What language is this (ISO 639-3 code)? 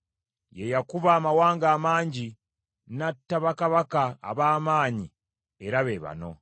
lug